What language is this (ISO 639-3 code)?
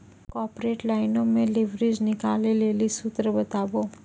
mai